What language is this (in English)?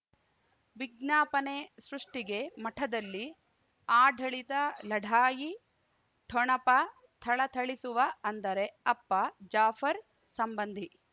Kannada